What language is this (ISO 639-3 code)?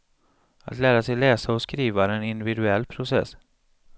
swe